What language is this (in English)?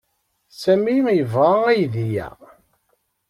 Kabyle